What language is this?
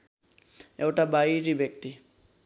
Nepali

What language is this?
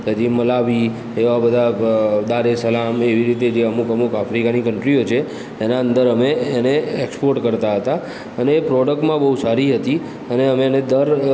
Gujarati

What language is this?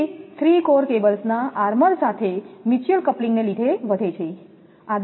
Gujarati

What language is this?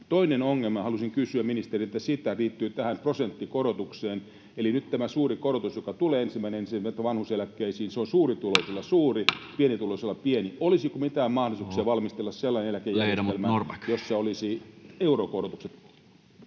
Finnish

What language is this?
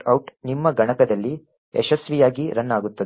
Kannada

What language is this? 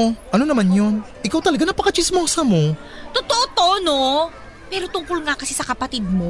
Filipino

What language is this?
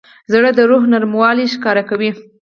Pashto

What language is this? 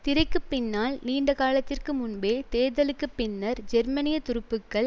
Tamil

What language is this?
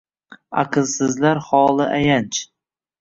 Uzbek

